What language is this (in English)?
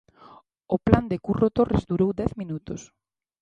Galician